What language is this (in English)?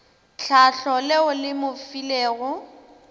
Northern Sotho